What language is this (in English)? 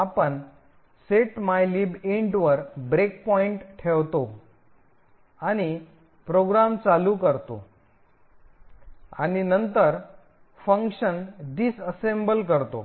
Marathi